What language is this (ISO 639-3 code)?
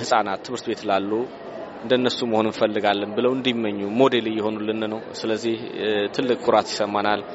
amh